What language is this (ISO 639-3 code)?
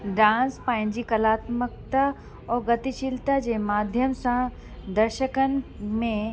snd